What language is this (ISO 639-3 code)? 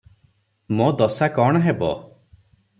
ori